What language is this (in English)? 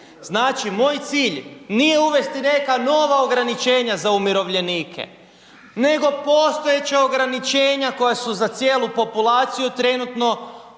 Croatian